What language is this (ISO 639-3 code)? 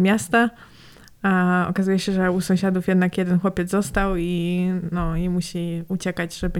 pol